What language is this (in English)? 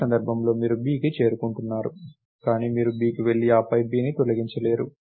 Telugu